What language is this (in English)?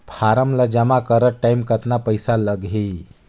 Chhattisgarhi